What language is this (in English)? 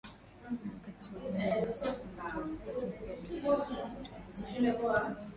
Swahili